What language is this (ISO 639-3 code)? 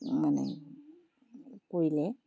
asm